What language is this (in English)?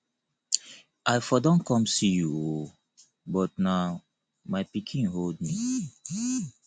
Nigerian Pidgin